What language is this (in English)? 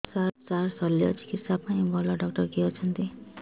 Odia